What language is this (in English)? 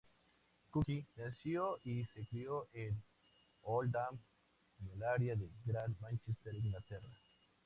Spanish